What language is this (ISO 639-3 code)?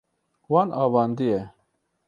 kur